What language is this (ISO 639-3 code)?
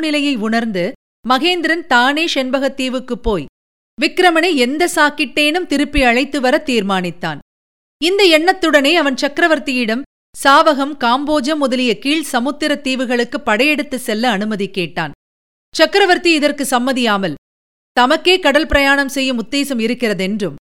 tam